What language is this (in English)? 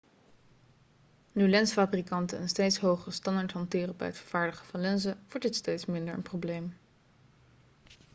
Dutch